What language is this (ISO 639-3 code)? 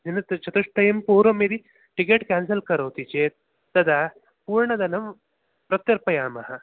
san